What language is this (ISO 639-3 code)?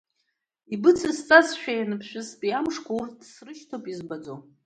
abk